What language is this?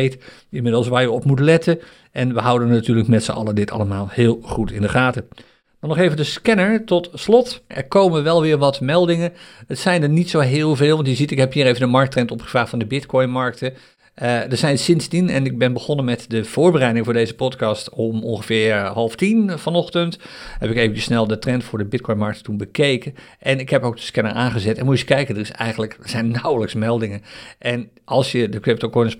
Dutch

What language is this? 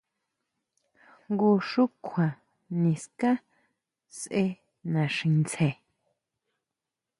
Huautla Mazatec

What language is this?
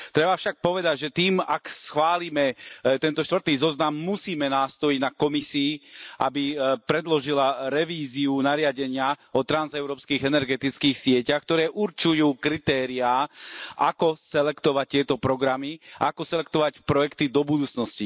Slovak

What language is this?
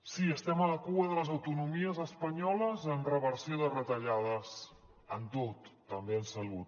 Catalan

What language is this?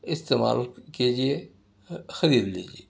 Urdu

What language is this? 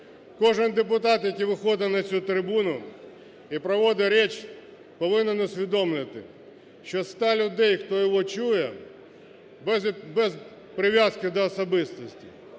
Ukrainian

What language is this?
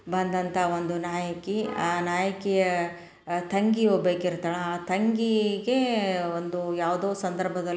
Kannada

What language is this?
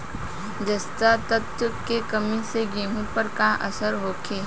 Bhojpuri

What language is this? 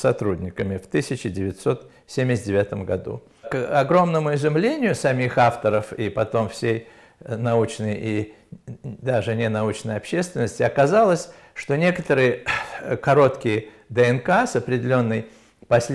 Russian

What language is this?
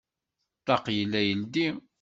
Kabyle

